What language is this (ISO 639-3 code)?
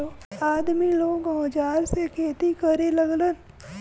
bho